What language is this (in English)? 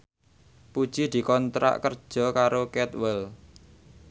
Javanese